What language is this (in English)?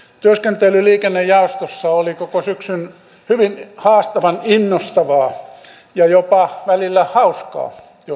Finnish